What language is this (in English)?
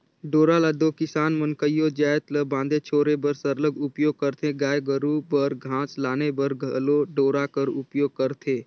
Chhattisgarhi